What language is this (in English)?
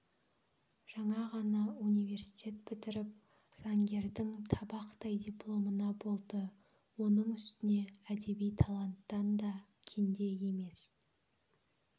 Kazakh